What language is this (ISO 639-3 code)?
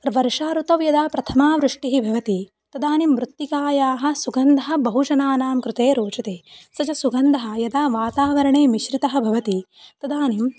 san